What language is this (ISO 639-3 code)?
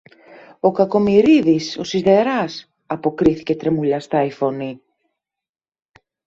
ell